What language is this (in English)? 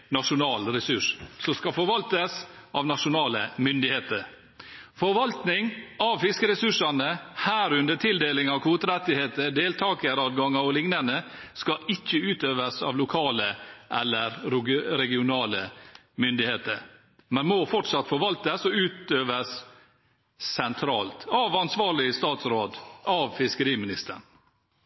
Norwegian